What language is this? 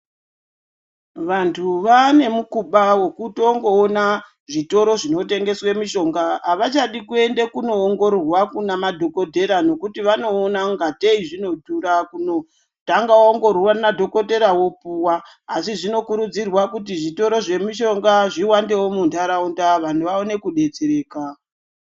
Ndau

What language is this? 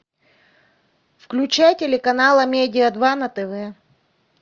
Russian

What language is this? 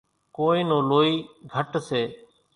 Kachi Koli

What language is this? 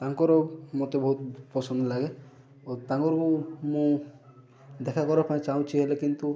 Odia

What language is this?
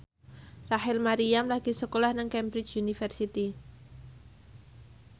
Javanese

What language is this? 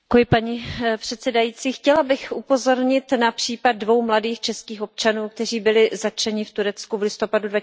Czech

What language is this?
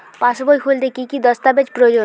Bangla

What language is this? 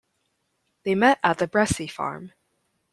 English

